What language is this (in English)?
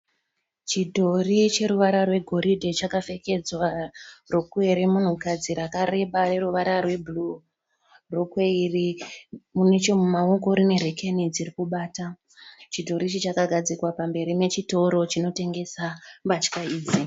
Shona